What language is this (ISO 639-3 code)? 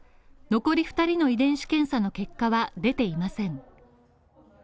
jpn